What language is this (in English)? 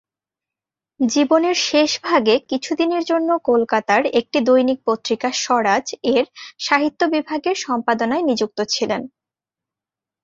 Bangla